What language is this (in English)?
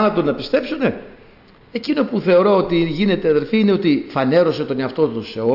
Greek